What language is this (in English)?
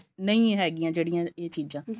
Punjabi